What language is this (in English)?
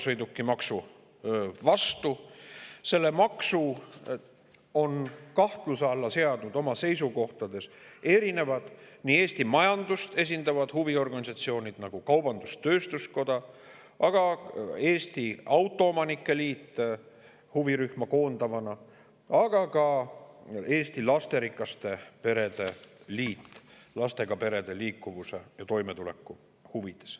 Estonian